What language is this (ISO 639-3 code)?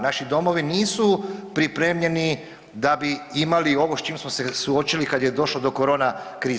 hrv